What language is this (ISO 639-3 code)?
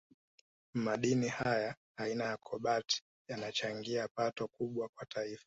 swa